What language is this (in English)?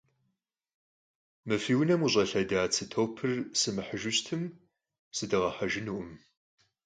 Kabardian